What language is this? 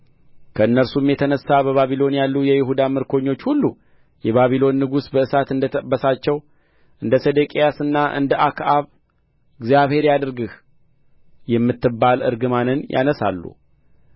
Amharic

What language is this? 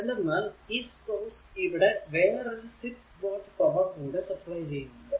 Malayalam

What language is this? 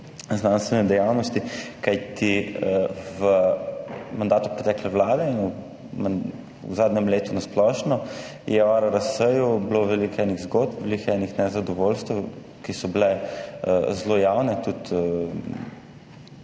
Slovenian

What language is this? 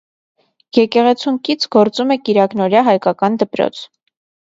Armenian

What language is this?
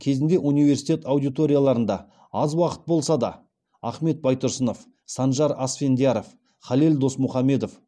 Kazakh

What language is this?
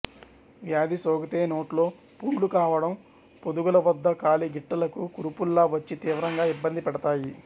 Telugu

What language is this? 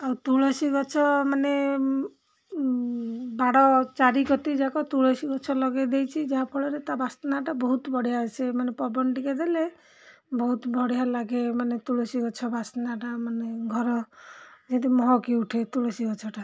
Odia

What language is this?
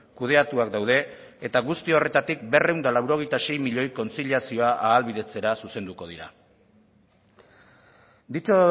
Basque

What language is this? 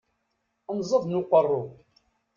Kabyle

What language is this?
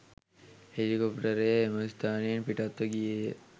Sinhala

